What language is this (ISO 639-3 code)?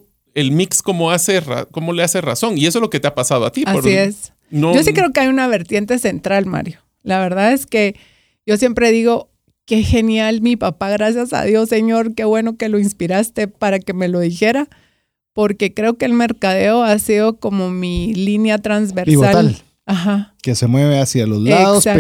spa